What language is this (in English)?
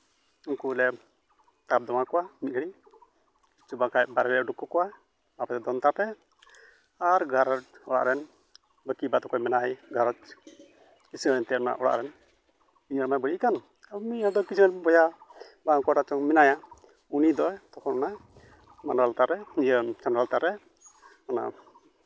Santali